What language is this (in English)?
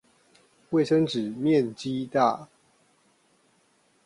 Chinese